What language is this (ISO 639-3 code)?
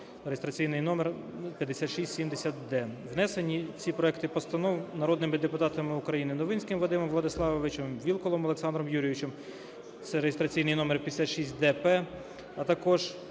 ukr